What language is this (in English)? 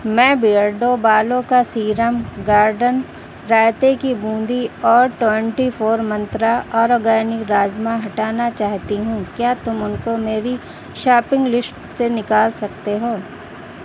Urdu